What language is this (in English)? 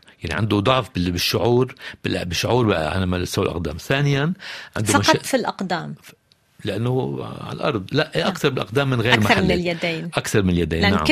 Arabic